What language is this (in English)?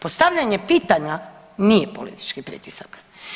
Croatian